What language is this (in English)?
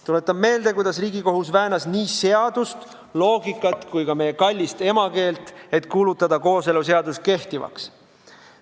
Estonian